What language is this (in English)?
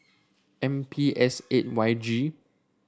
English